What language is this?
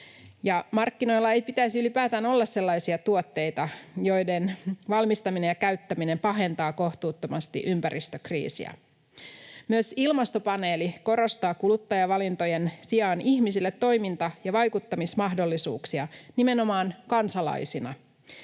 Finnish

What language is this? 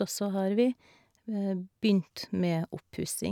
Norwegian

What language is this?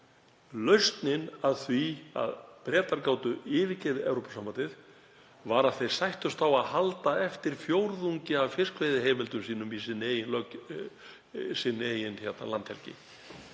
Icelandic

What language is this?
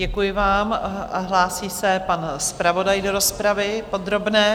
Czech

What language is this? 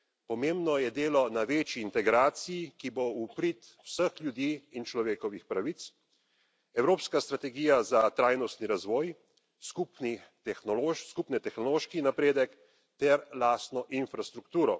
Slovenian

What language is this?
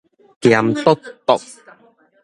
Min Nan Chinese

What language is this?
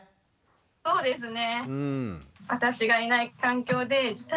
Japanese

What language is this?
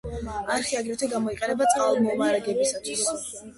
Georgian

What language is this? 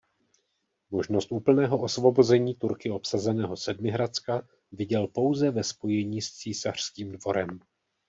Czech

